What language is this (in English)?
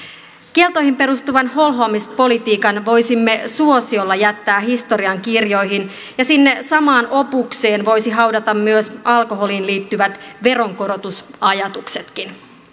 Finnish